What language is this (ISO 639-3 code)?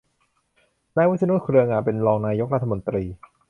tha